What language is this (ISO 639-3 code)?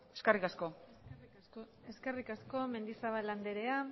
eus